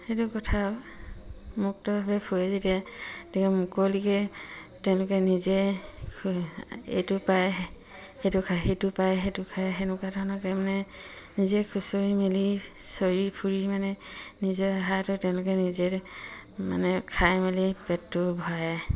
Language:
Assamese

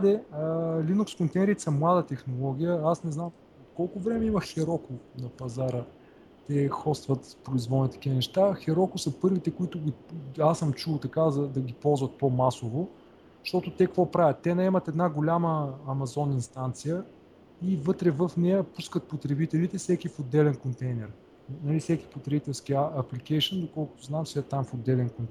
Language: Bulgarian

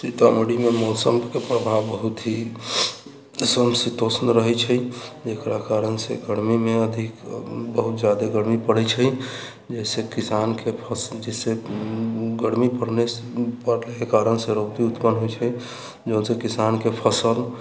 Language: Maithili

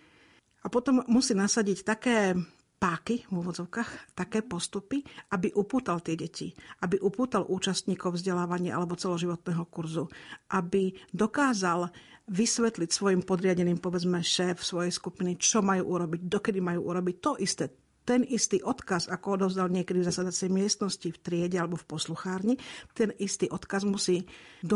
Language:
Slovak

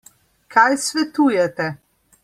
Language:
Slovenian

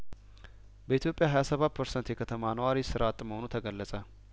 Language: Amharic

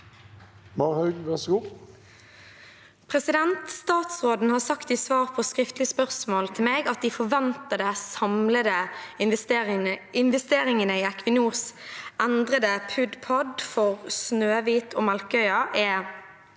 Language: Norwegian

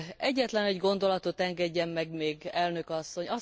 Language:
Hungarian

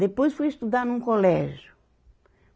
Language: Portuguese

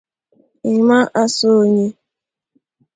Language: Igbo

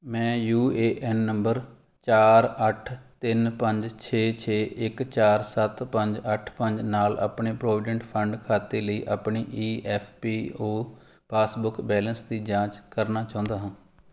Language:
Punjabi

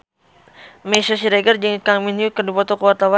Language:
Sundanese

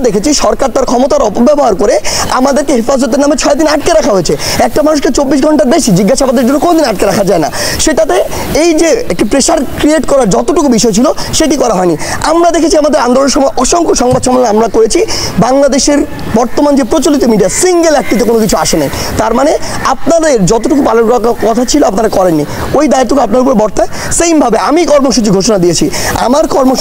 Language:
Bangla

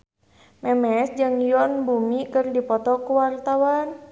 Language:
Sundanese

